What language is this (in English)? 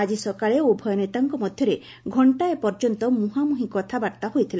Odia